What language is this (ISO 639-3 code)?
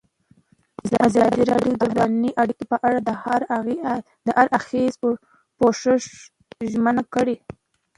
pus